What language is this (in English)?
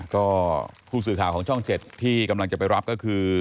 Thai